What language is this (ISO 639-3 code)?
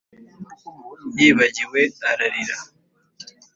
kin